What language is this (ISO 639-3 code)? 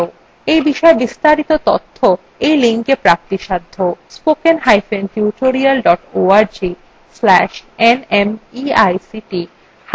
ben